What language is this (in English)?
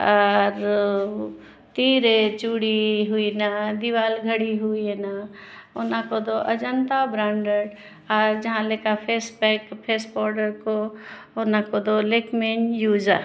Santali